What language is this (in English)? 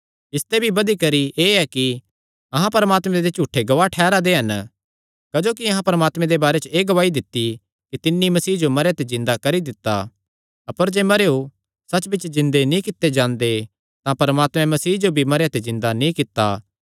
Kangri